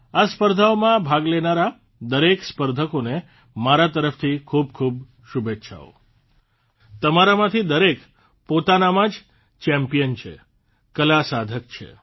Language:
Gujarati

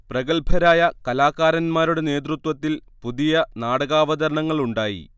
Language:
Malayalam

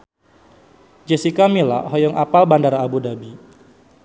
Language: Sundanese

